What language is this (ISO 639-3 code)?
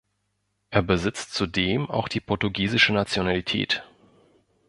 deu